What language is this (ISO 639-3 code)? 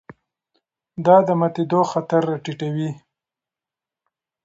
pus